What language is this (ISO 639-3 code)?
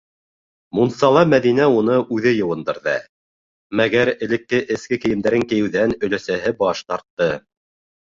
bak